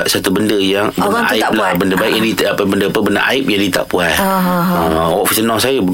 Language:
Malay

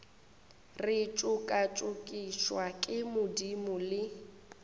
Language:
Northern Sotho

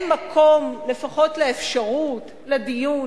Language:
Hebrew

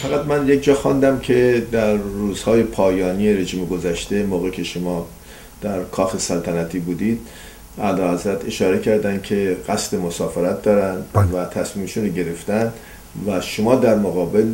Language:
Persian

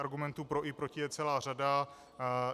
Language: Czech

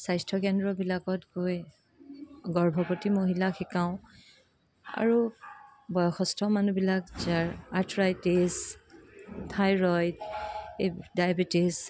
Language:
Assamese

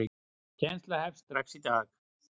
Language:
Icelandic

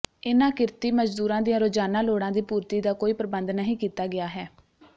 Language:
Punjabi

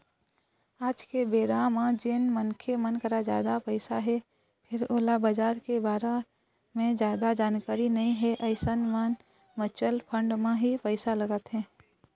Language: Chhattisgarhi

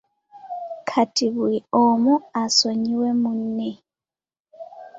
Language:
Ganda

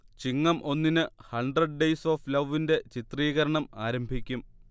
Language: Malayalam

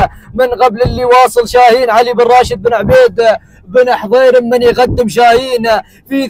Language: Arabic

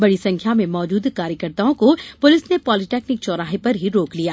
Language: Hindi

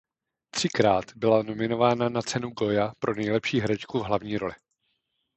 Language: Czech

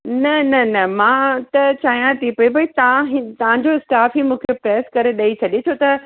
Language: Sindhi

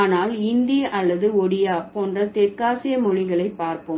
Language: Tamil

